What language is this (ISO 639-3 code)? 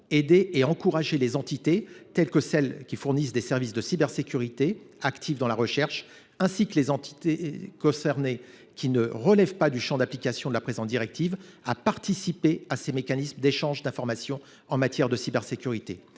fra